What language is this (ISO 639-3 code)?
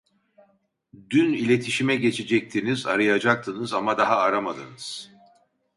tur